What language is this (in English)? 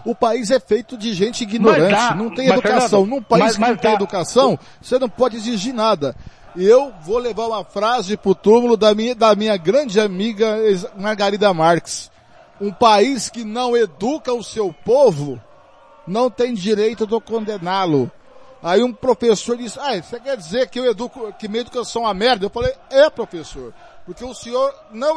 Portuguese